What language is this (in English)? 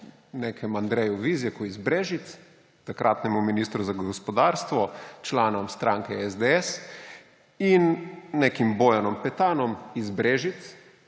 Slovenian